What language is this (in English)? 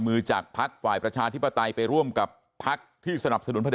Thai